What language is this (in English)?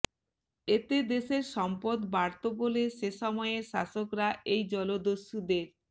Bangla